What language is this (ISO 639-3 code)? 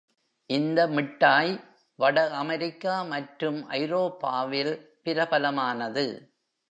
tam